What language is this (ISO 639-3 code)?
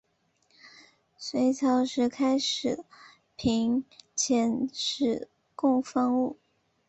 zho